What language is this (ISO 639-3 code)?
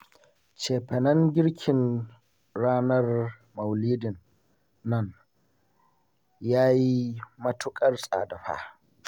hau